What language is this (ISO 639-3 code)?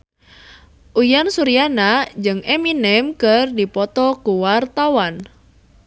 sun